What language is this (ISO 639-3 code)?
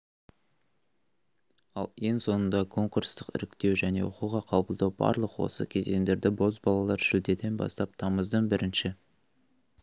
kaz